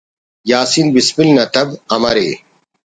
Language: Brahui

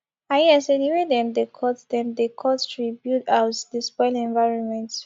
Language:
Nigerian Pidgin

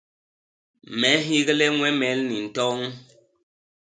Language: Basaa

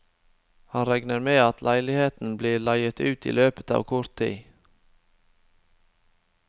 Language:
Norwegian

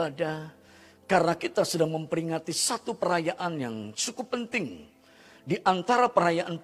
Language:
Indonesian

